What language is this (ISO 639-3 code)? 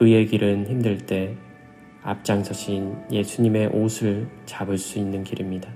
kor